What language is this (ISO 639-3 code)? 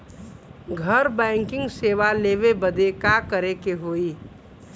bho